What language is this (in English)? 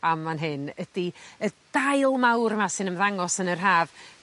Welsh